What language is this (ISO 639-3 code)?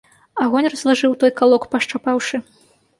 bel